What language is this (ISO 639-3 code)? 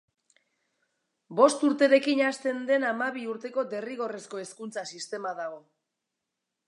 eus